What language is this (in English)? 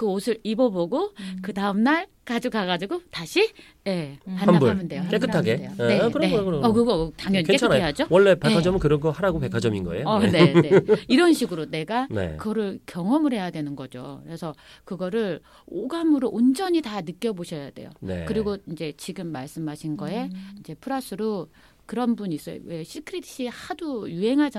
Korean